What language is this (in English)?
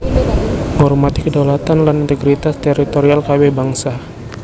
Javanese